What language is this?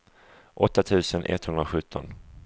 Swedish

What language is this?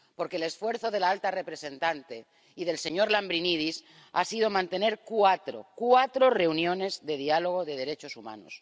Spanish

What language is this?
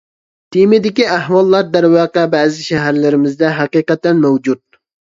Uyghur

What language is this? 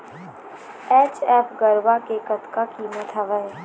Chhattisgarhi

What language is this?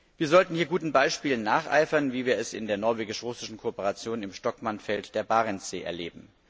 German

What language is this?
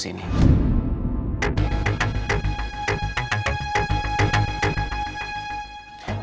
Indonesian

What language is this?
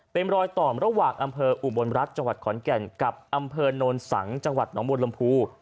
Thai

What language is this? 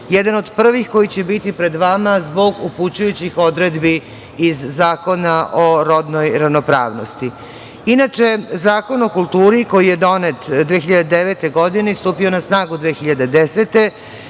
Serbian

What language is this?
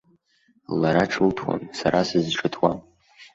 Abkhazian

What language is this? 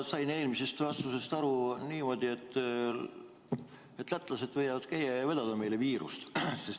Estonian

